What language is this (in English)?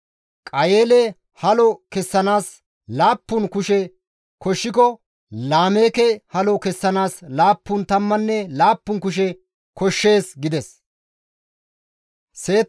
Gamo